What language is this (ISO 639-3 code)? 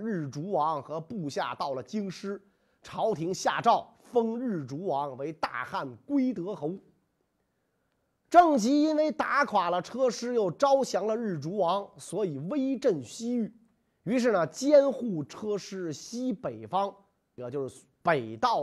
zho